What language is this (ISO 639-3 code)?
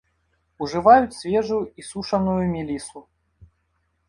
bel